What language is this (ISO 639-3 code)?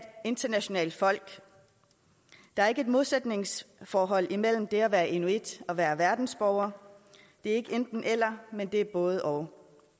dan